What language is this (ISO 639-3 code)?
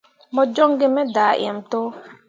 mua